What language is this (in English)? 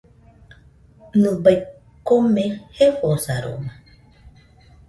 Nüpode Huitoto